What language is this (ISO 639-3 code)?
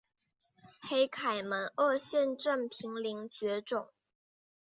zho